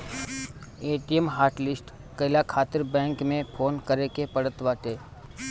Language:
Bhojpuri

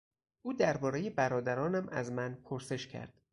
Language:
Persian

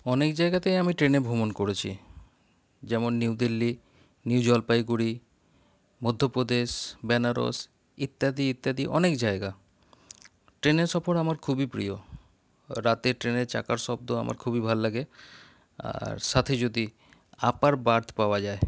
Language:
Bangla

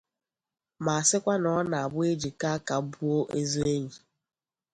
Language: Igbo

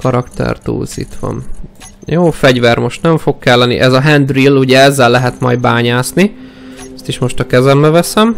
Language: Hungarian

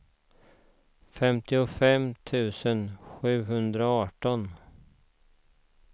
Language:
Swedish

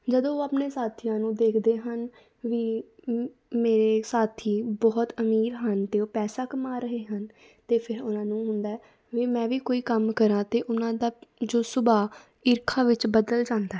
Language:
Punjabi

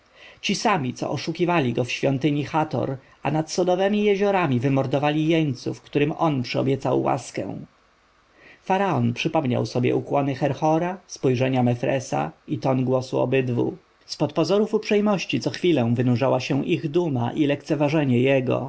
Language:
Polish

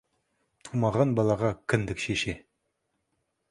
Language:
Kazakh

